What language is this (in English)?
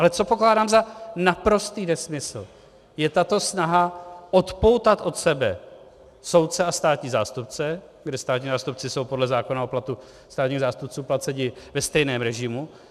Czech